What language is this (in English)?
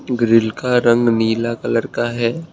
Hindi